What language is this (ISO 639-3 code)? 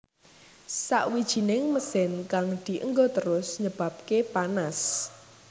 jav